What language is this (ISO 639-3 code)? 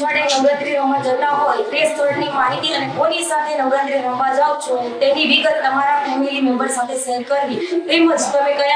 guj